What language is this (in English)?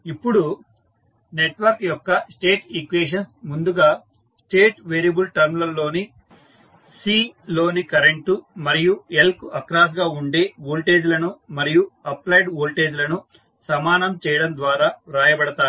Telugu